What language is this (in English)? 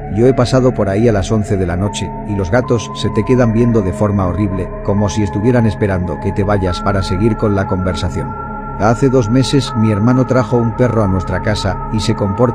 Spanish